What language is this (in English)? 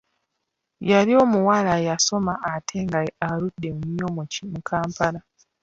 Ganda